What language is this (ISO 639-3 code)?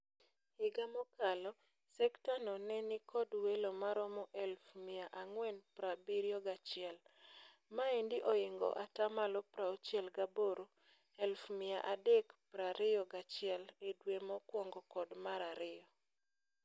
luo